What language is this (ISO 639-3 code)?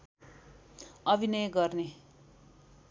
nep